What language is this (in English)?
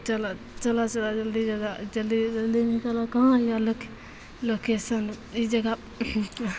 Maithili